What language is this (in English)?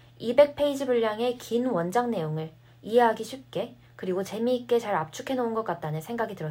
Korean